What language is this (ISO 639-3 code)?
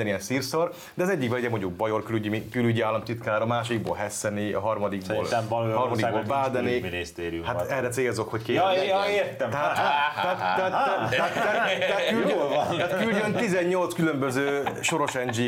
hun